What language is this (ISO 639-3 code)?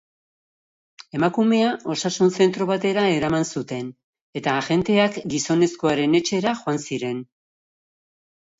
eus